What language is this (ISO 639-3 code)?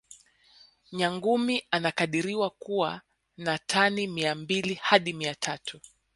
swa